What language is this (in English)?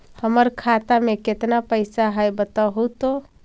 Magahi